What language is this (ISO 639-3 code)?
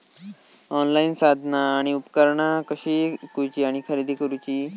mar